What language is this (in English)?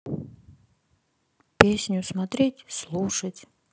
Russian